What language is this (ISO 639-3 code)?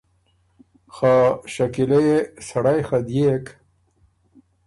oru